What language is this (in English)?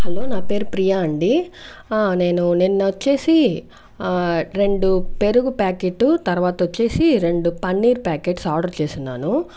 Telugu